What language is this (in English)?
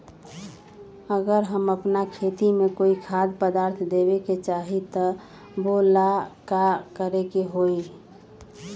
Magahi